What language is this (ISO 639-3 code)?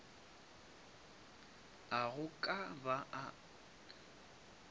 nso